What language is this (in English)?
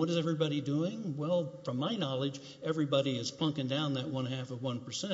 English